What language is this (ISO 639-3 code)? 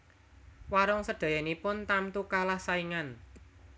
jav